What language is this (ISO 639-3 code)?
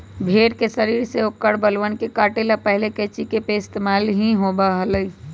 mag